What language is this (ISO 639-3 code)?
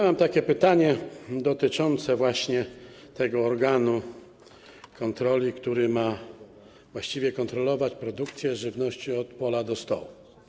pol